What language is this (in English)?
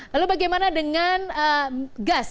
Indonesian